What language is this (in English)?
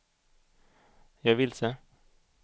Swedish